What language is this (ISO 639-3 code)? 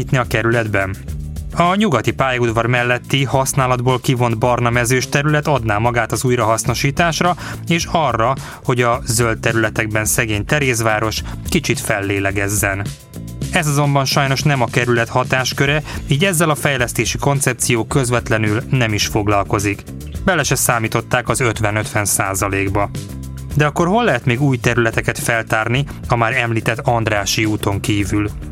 hun